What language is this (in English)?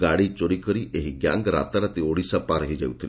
Odia